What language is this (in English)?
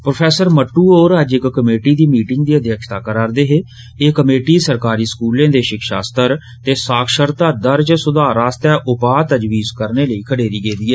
Dogri